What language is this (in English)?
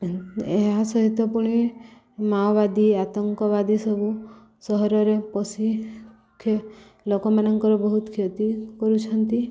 Odia